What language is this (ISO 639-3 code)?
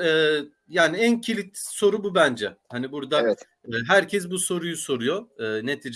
tur